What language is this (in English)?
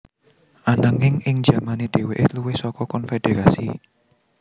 Javanese